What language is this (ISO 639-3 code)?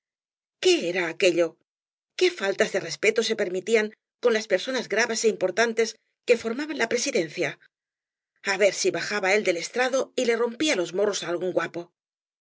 spa